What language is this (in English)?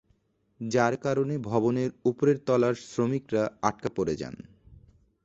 Bangla